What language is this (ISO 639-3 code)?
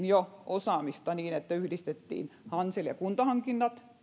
fin